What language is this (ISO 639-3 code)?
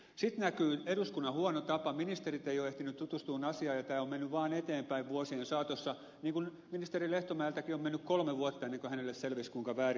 fin